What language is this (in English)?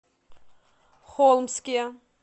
Russian